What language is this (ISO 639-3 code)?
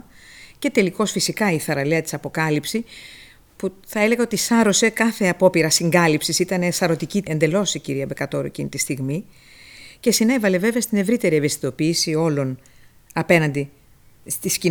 ell